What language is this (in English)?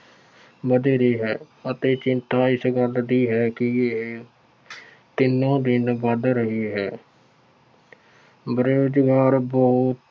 Punjabi